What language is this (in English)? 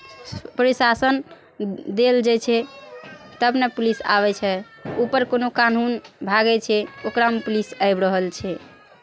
Maithili